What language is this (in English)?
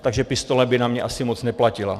Czech